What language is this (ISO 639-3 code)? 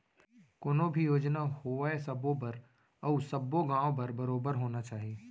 hne